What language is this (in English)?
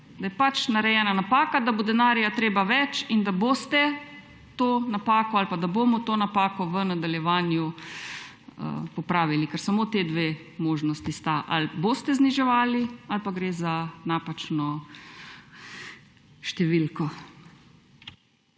Slovenian